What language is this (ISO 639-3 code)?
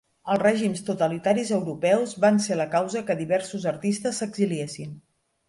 cat